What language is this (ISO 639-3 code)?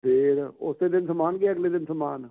pan